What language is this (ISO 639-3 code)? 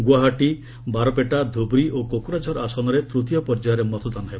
ori